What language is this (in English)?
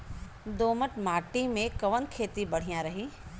Bhojpuri